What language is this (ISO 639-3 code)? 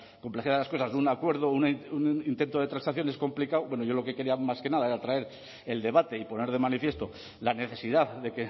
spa